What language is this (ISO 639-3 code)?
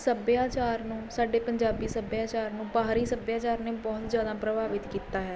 pan